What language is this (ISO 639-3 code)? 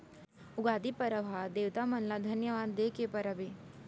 hne